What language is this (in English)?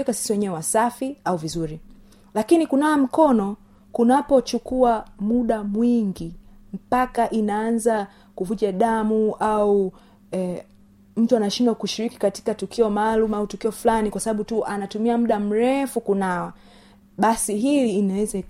Swahili